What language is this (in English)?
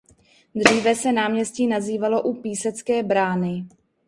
Czech